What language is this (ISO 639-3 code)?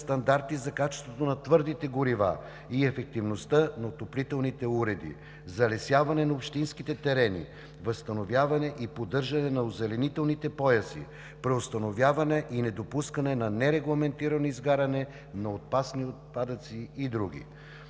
bul